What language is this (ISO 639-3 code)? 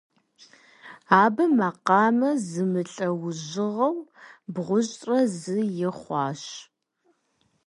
kbd